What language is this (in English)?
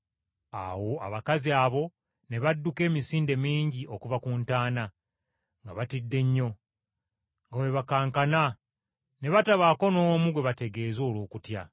Ganda